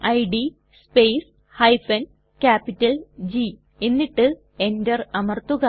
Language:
Malayalam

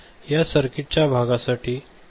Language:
Marathi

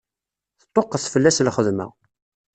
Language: Kabyle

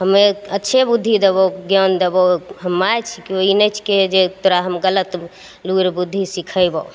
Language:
Maithili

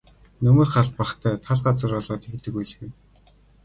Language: Mongolian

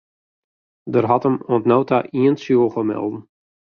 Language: Western Frisian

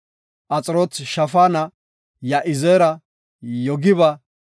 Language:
Gofa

